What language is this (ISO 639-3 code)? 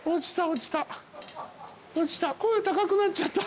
jpn